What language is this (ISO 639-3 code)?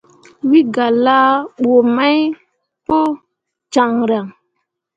mua